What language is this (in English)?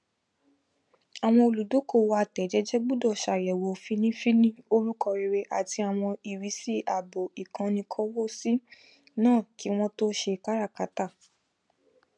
Yoruba